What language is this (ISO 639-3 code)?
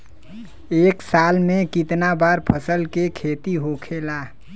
bho